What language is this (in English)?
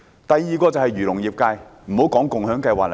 Cantonese